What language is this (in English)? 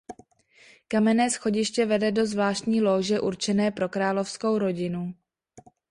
Czech